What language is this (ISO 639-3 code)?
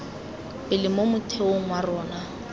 tsn